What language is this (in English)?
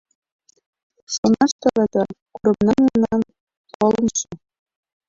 Mari